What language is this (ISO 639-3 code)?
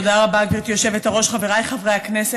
heb